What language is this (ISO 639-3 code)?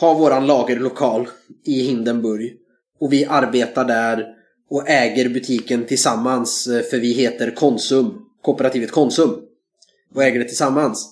swe